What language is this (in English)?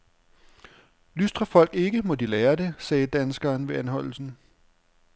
Danish